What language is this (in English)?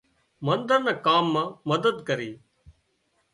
Wadiyara Koli